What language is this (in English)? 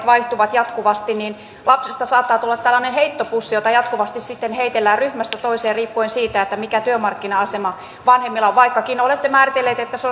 Finnish